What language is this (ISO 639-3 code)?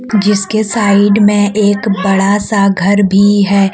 hin